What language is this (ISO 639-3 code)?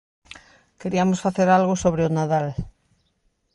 glg